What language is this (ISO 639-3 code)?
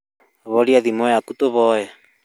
kik